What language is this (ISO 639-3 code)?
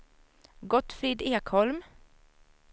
swe